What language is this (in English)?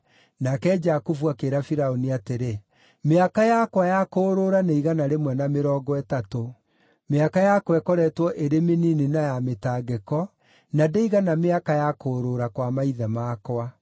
Kikuyu